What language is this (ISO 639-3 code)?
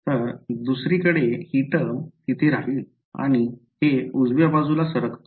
mar